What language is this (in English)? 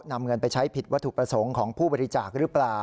Thai